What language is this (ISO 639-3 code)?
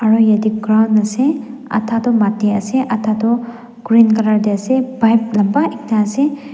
nag